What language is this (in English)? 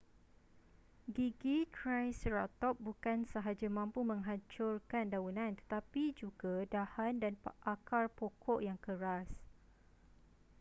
Malay